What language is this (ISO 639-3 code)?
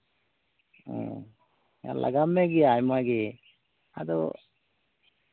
sat